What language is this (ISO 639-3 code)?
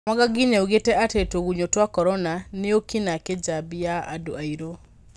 kik